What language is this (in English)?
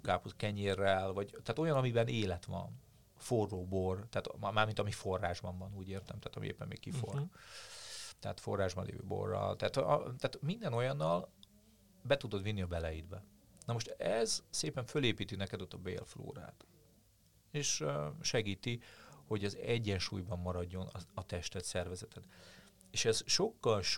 Hungarian